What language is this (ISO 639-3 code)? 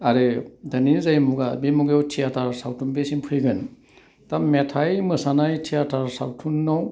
brx